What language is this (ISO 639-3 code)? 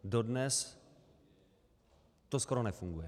ces